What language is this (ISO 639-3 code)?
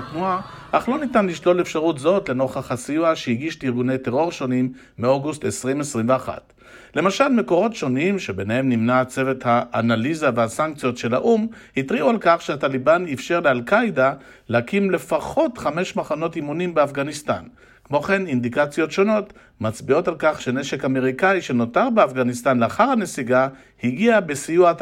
heb